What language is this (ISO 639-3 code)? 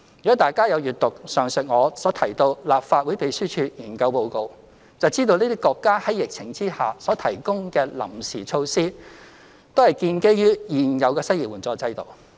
yue